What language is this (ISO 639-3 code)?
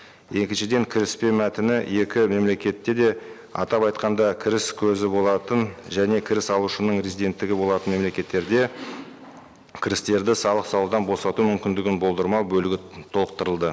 kaz